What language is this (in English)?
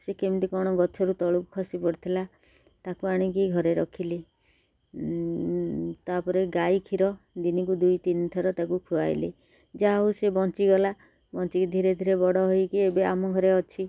Odia